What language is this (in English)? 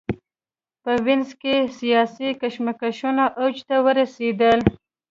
Pashto